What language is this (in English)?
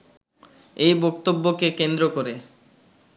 Bangla